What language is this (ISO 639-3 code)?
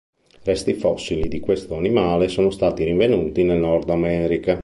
ita